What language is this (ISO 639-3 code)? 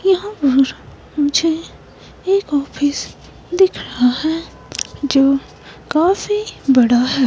hin